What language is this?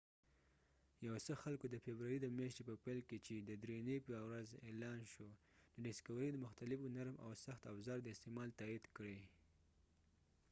Pashto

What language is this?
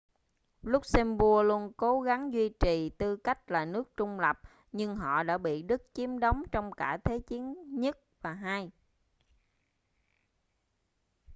Vietnamese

